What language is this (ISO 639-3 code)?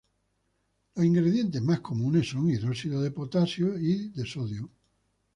spa